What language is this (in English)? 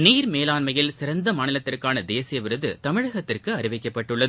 Tamil